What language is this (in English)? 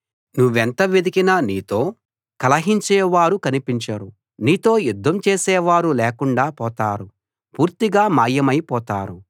Telugu